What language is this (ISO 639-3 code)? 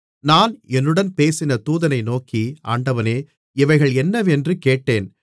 tam